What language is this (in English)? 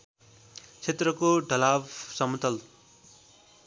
Nepali